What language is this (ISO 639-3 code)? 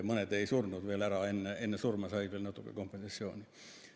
est